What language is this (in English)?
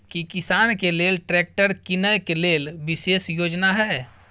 Maithili